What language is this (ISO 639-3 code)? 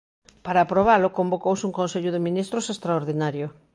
glg